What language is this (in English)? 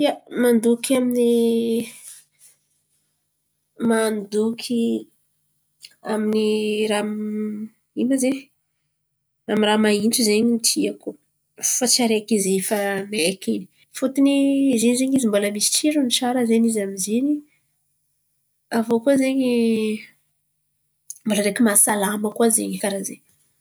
Antankarana Malagasy